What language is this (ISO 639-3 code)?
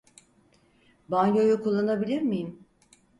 tur